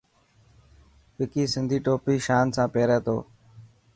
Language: Dhatki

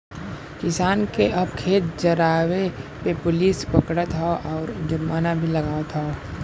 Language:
Bhojpuri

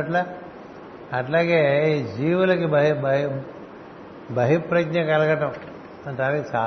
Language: Telugu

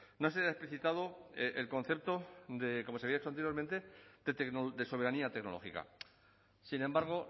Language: Spanish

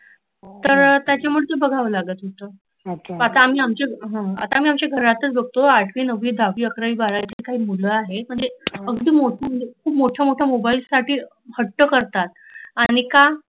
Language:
Marathi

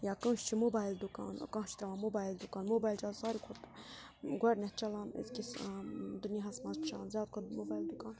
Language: Kashmiri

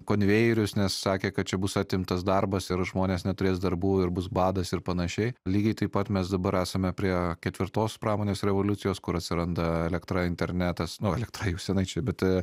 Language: Lithuanian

